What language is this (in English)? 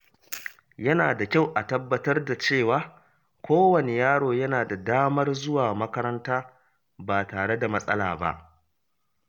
Hausa